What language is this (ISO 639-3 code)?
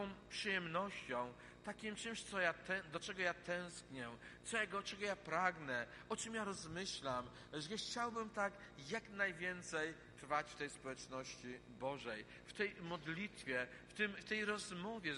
pol